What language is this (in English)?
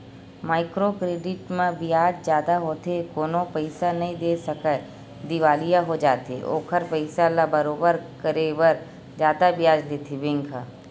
Chhattisgarhi